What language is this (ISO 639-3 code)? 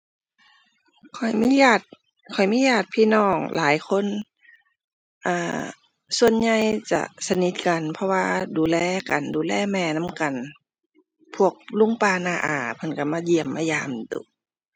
tha